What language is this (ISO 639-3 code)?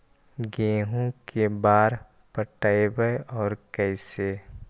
mag